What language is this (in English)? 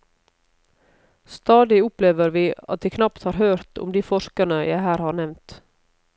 Norwegian